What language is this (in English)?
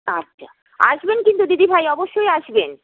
Bangla